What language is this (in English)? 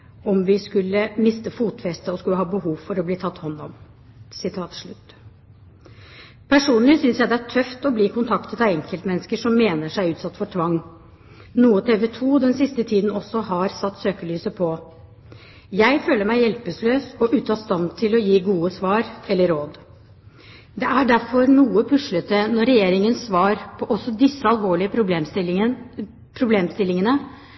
Norwegian Bokmål